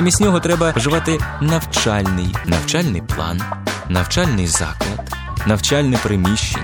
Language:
Ukrainian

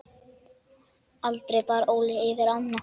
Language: Icelandic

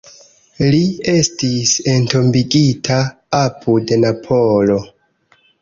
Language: Esperanto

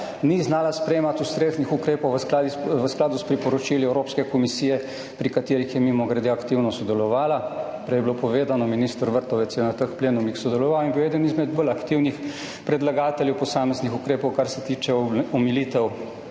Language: Slovenian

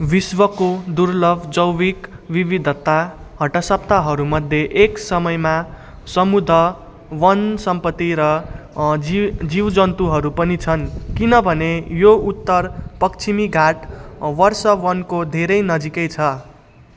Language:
Nepali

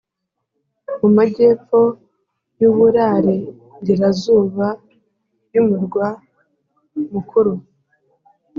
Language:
Kinyarwanda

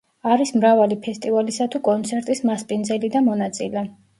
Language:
Georgian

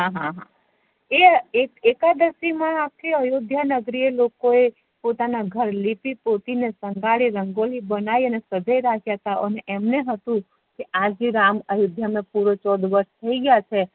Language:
Gujarati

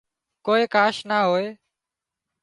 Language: Wadiyara Koli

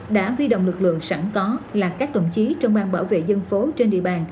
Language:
Vietnamese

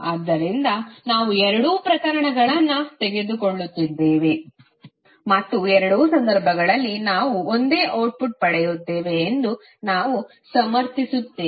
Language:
Kannada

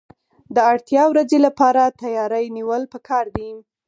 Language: Pashto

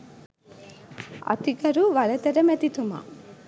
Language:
Sinhala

